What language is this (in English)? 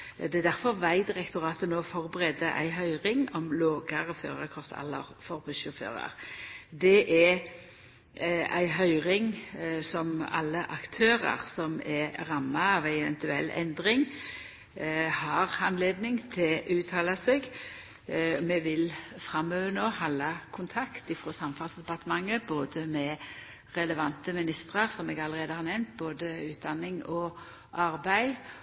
Norwegian Nynorsk